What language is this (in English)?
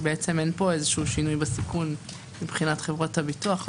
Hebrew